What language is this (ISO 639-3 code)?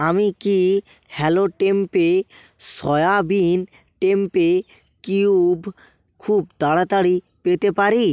ben